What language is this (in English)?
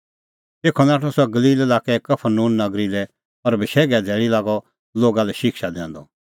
Kullu Pahari